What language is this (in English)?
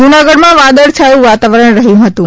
Gujarati